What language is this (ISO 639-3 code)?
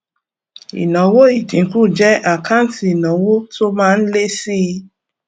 yor